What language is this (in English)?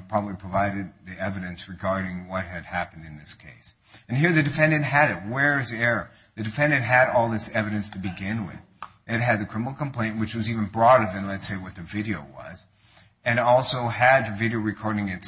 English